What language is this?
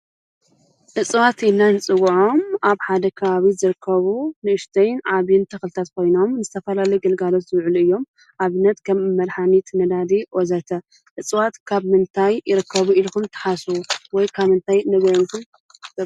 Tigrinya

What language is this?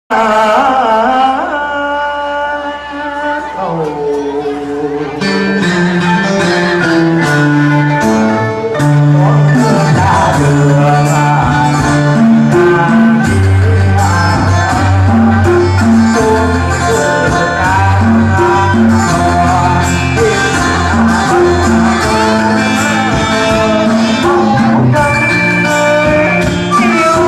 Thai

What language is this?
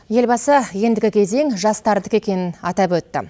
Kazakh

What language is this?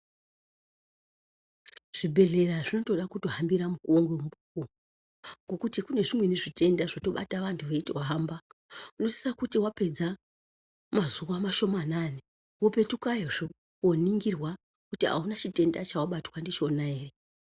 Ndau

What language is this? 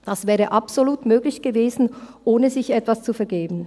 Swiss German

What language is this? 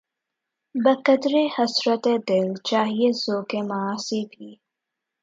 Urdu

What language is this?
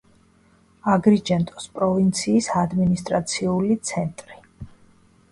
Georgian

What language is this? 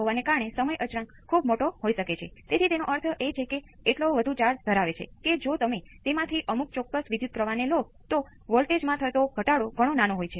Gujarati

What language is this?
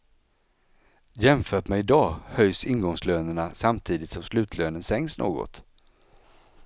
Swedish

